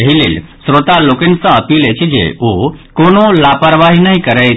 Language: Maithili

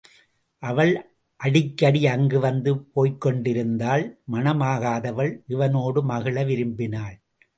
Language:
Tamil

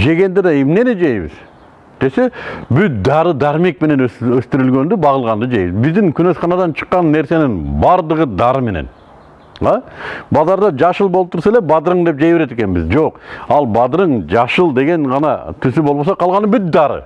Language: Turkish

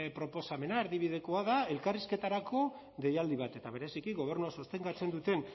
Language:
Basque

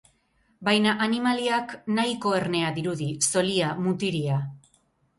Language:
Basque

